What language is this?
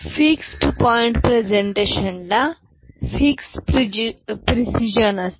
Marathi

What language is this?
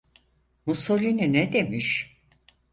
Turkish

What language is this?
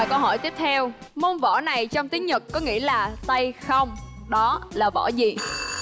Vietnamese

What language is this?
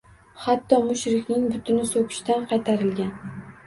Uzbek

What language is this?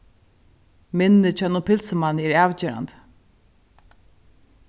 Faroese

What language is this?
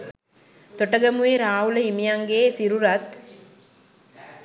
Sinhala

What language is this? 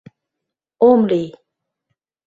Mari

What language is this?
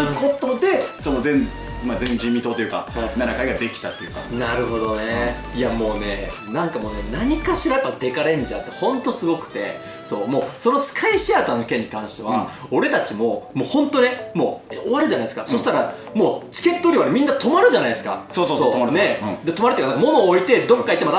Japanese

